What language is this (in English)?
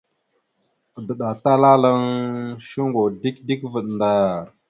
Mada (Cameroon)